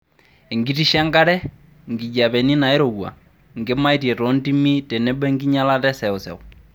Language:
Masai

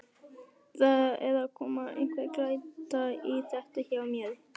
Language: Icelandic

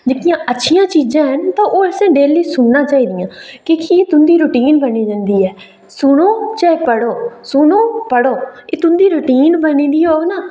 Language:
Dogri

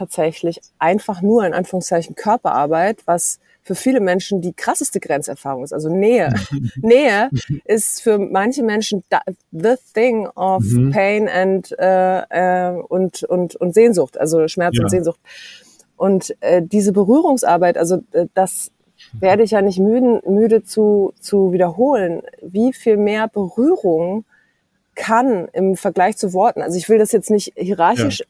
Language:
German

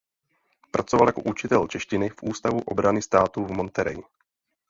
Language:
Czech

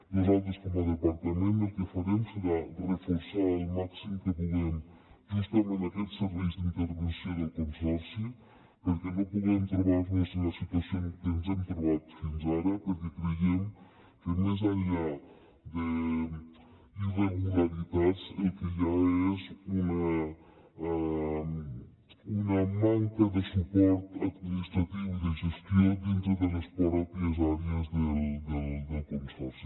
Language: Catalan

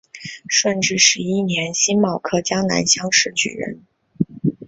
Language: Chinese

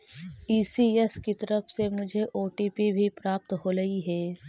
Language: Magahi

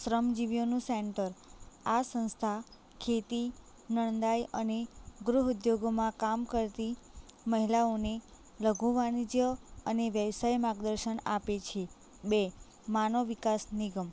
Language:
Gujarati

